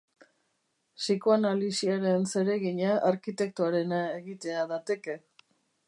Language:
Basque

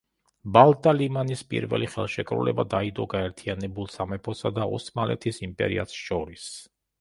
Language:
Georgian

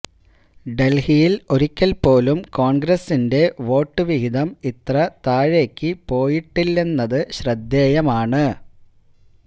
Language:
Malayalam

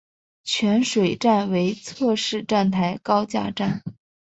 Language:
Chinese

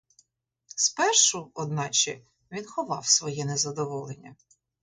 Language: Ukrainian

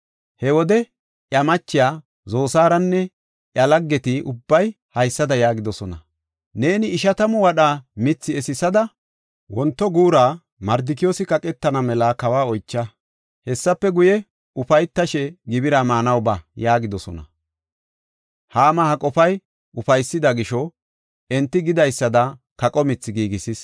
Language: Gofa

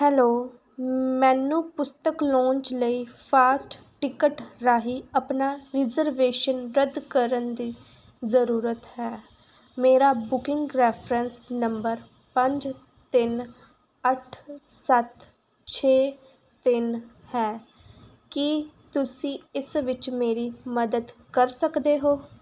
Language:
Punjabi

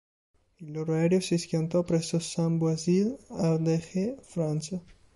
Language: Italian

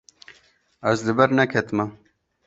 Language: Kurdish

